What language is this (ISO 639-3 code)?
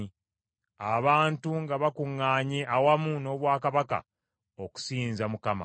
lug